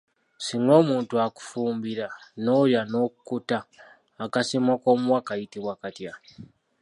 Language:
Ganda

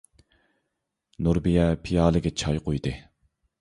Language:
Uyghur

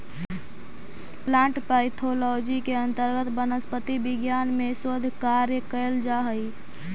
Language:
Magahi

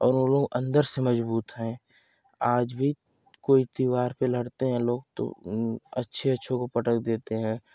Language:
Hindi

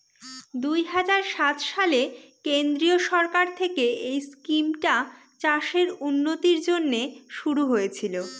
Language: Bangla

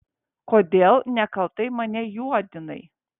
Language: Lithuanian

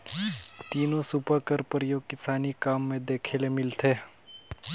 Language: Chhattisgarhi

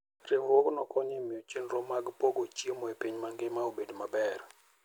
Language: Luo (Kenya and Tanzania)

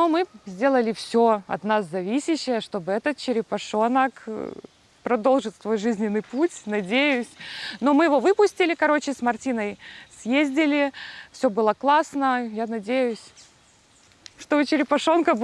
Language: Russian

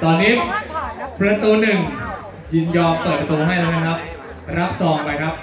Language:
Thai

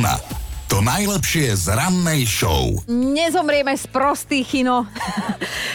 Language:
Slovak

